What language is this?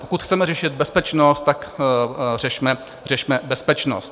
Czech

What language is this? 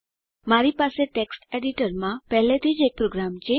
Gujarati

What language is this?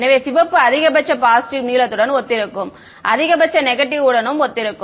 Tamil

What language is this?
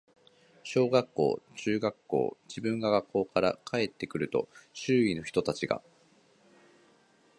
Japanese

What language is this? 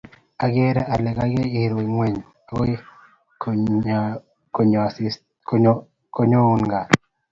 Kalenjin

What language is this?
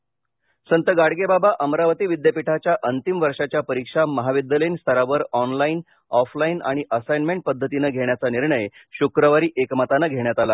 Marathi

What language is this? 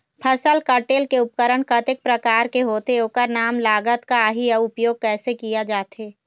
Chhattisgarhi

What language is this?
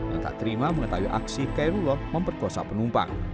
Indonesian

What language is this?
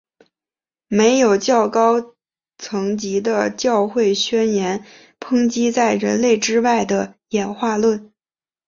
Chinese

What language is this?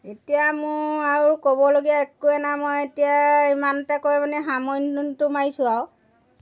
Assamese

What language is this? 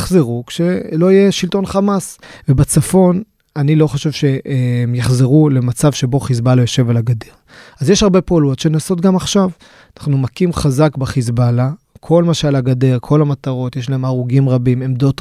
Hebrew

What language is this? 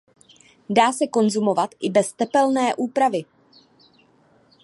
Czech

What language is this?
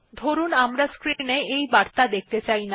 Bangla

